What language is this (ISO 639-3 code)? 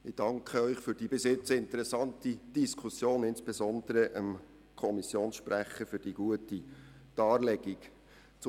gsw